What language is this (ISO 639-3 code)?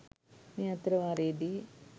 sin